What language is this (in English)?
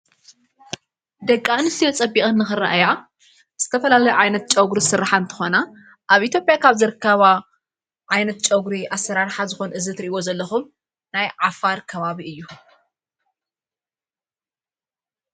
Tigrinya